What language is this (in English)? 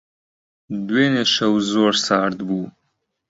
Central Kurdish